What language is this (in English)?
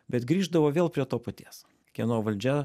Lithuanian